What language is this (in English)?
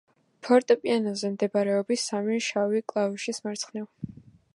Georgian